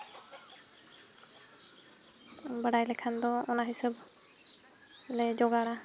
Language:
Santali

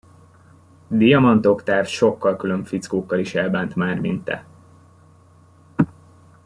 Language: Hungarian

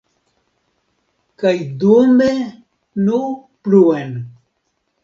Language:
Esperanto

